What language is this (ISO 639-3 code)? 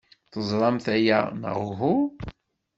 kab